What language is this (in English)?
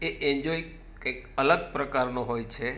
Gujarati